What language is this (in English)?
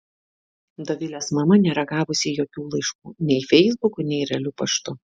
Lithuanian